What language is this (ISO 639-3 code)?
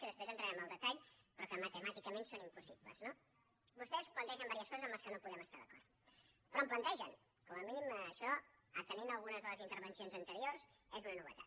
cat